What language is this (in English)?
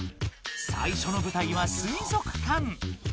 Japanese